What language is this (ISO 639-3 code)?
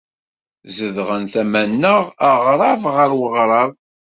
kab